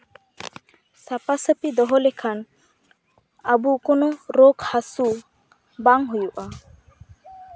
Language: Santali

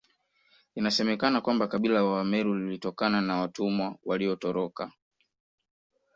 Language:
Swahili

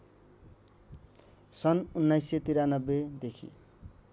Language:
Nepali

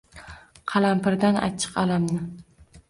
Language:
Uzbek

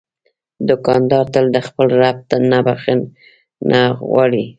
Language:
Pashto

